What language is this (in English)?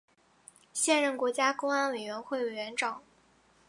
Chinese